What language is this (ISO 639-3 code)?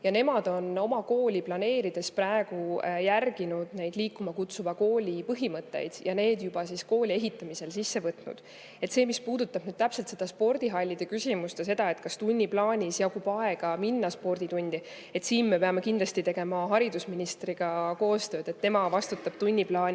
est